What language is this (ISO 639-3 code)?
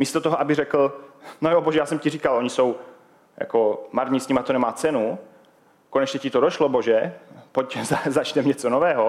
ces